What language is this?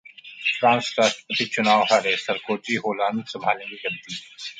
Hindi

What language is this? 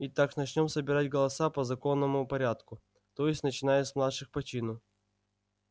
Russian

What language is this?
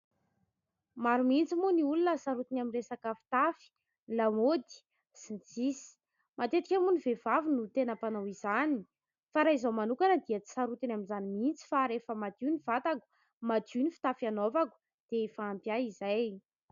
Malagasy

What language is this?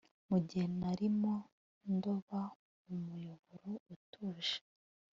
Kinyarwanda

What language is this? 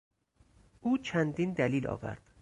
Persian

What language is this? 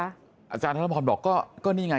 Thai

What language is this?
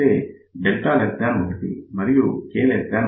Telugu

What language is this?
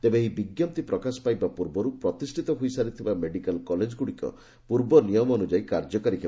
Odia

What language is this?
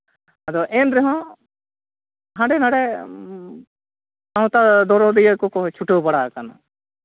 Santali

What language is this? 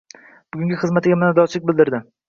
Uzbek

